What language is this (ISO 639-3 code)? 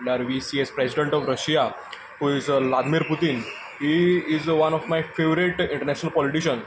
kok